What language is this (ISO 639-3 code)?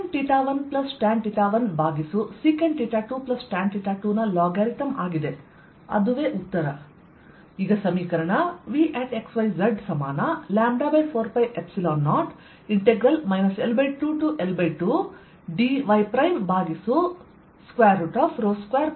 kan